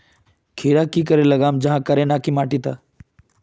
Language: Magahi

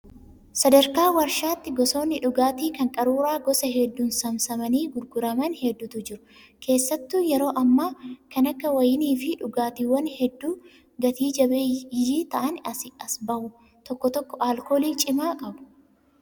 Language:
Oromo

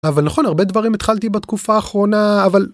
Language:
Hebrew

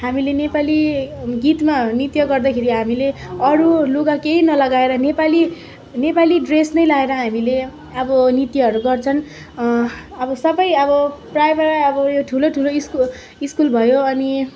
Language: Nepali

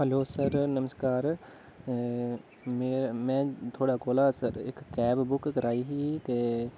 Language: Dogri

